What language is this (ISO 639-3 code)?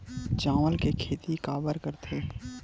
hne